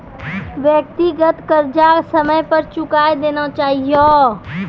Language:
Maithili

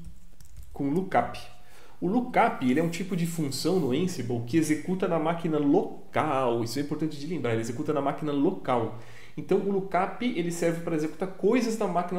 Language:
Portuguese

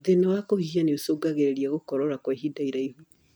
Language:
Kikuyu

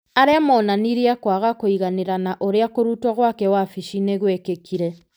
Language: Kikuyu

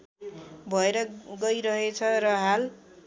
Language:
Nepali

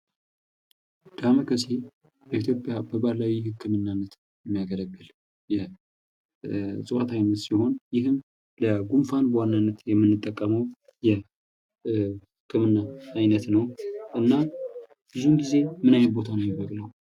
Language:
Amharic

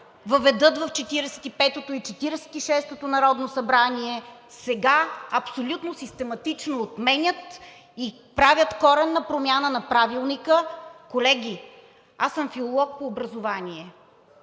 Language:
Bulgarian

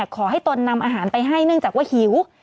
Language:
Thai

